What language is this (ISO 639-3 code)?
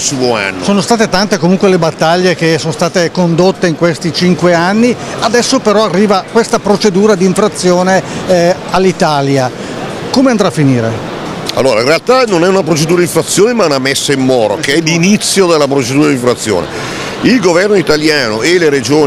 ita